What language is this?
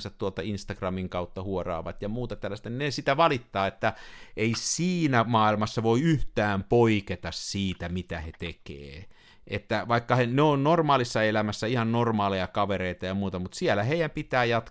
Finnish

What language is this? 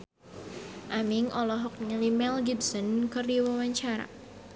Sundanese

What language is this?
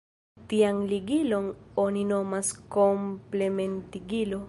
Esperanto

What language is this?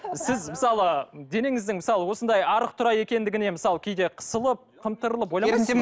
Kazakh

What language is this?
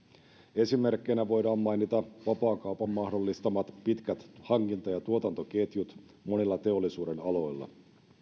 Finnish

